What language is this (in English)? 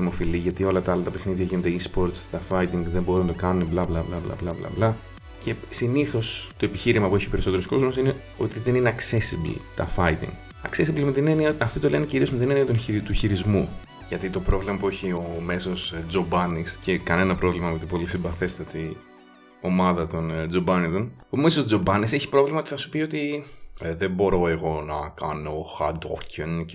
Greek